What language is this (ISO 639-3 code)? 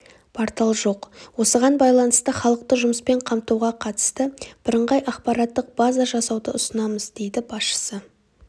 kaz